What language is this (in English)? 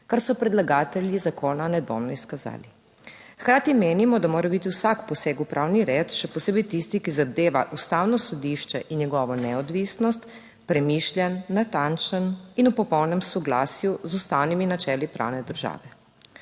Slovenian